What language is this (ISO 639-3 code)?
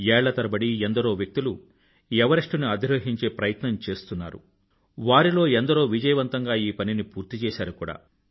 tel